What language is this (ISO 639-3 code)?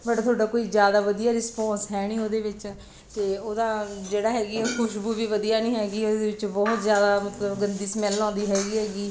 pan